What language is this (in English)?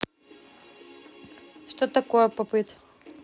Russian